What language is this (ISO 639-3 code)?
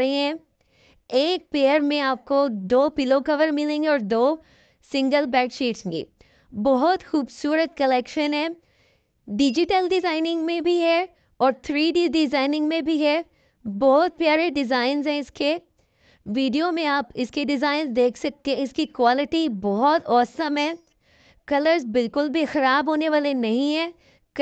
hin